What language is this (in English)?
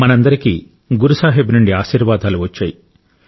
Telugu